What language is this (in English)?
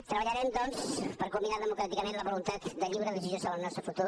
Catalan